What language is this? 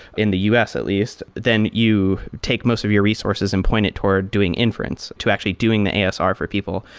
English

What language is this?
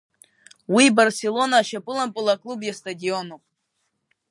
Abkhazian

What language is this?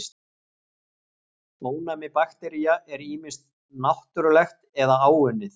Icelandic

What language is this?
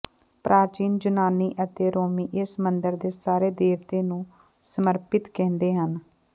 Punjabi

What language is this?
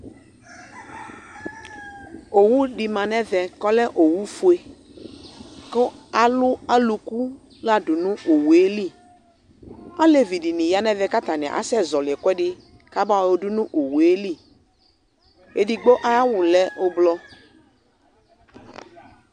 Ikposo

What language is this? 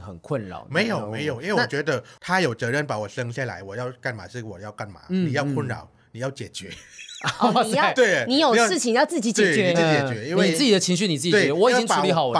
Chinese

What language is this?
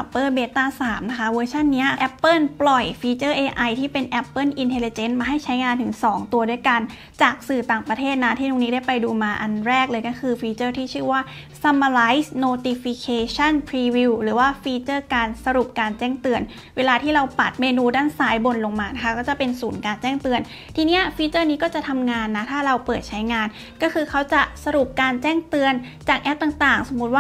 Thai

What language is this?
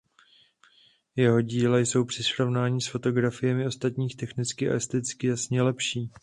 Czech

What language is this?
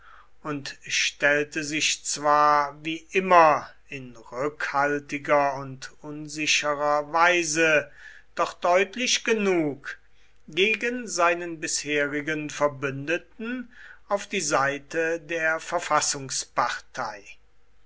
German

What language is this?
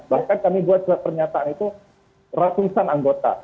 Indonesian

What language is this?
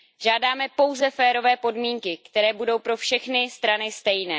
Czech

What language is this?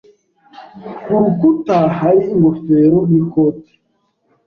Kinyarwanda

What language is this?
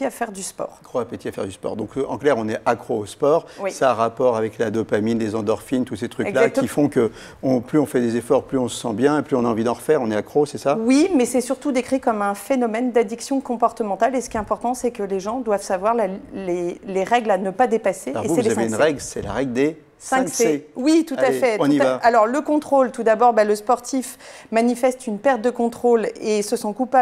French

